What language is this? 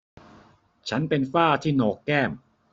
Thai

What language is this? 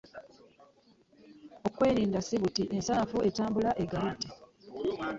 Ganda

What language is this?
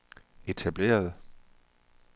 Danish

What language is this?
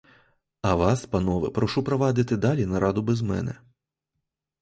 Ukrainian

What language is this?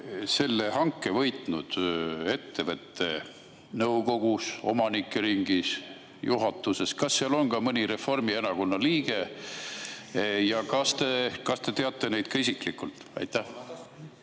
Estonian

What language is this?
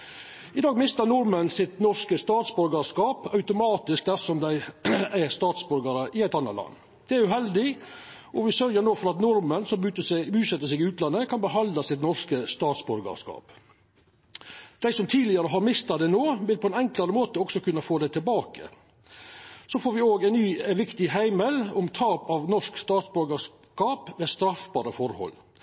Norwegian Nynorsk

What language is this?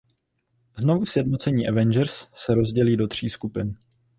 Czech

